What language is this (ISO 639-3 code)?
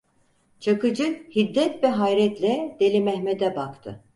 tur